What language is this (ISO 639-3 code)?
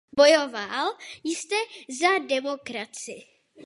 ces